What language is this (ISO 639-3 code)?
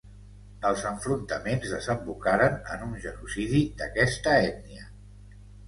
cat